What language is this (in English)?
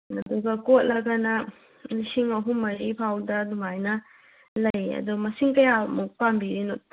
Manipuri